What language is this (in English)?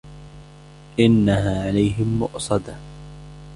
Arabic